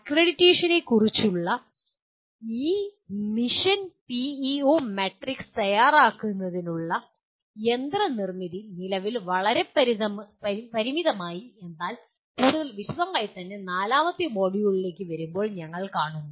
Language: Malayalam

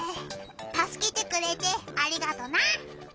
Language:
Japanese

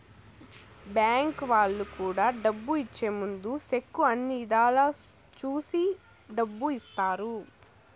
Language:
Telugu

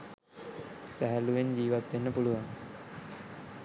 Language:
Sinhala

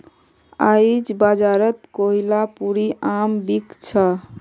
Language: Magahi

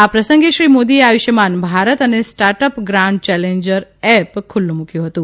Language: Gujarati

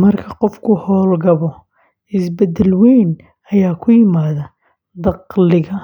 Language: Somali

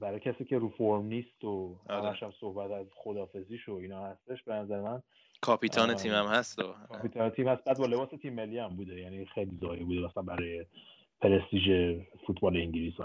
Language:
Persian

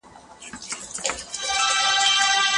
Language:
Pashto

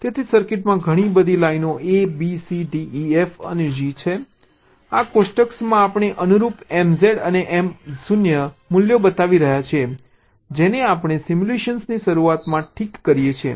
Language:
Gujarati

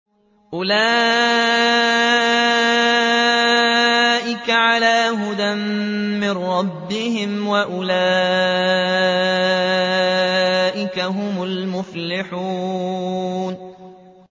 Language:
Arabic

